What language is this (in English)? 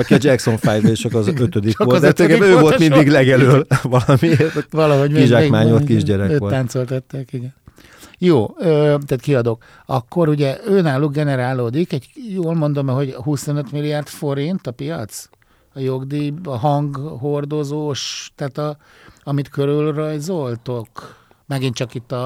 Hungarian